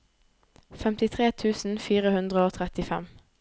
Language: Norwegian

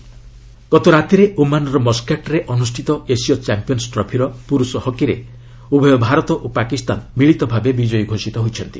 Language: Odia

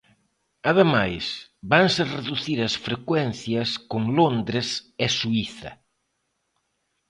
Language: Galician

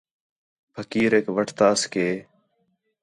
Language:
Khetrani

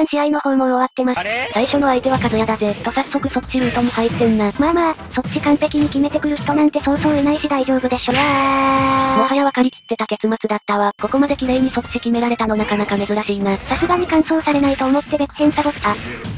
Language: Japanese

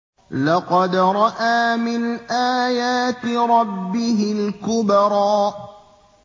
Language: Arabic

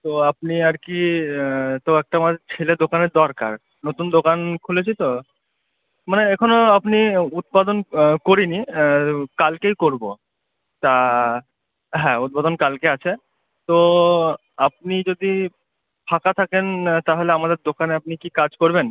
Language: Bangla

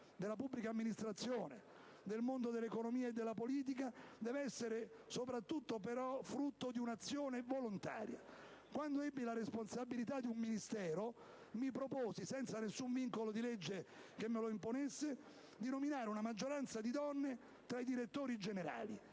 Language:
Italian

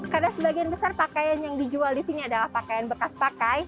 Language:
Indonesian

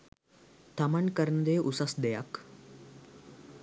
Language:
Sinhala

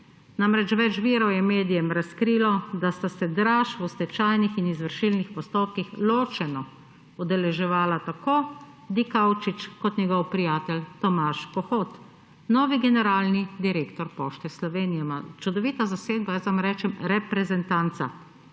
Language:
Slovenian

